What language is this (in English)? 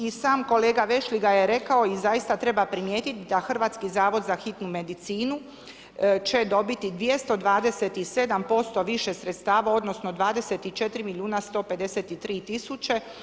Croatian